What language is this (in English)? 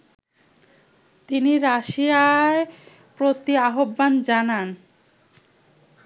Bangla